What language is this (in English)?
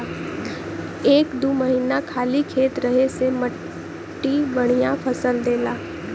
Bhojpuri